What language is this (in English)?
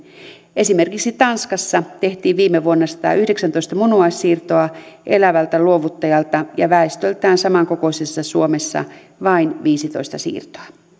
Finnish